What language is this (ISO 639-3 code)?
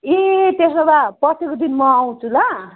nep